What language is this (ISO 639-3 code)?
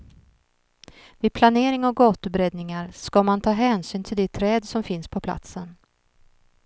swe